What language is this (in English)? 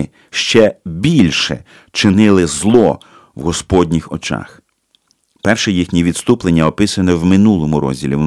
Ukrainian